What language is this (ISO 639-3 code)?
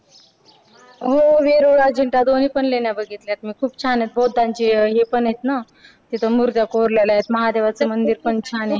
mar